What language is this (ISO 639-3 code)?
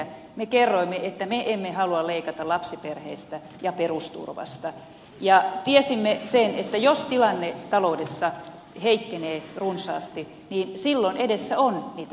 fin